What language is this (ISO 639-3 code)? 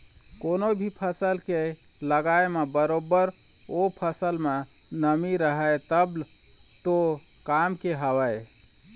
hne